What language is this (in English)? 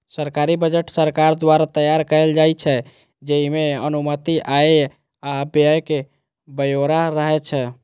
Maithili